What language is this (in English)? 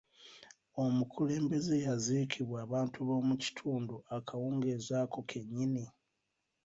Ganda